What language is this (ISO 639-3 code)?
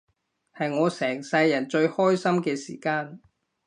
yue